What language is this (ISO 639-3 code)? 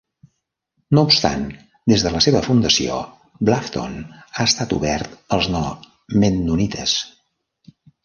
cat